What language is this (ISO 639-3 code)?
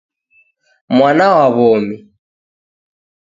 dav